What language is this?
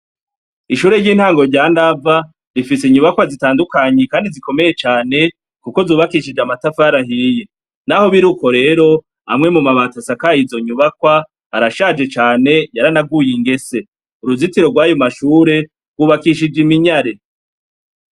Rundi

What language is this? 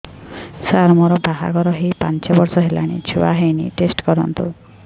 Odia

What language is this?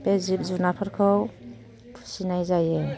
Bodo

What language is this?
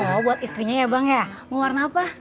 Indonesian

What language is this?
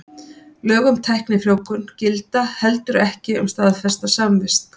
Icelandic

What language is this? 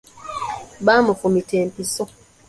Ganda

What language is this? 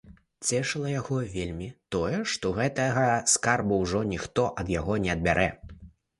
Belarusian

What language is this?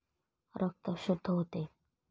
Marathi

